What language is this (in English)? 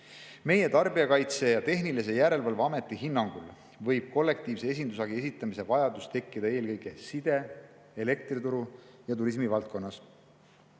Estonian